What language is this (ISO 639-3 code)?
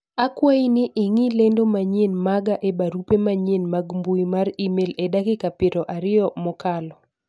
luo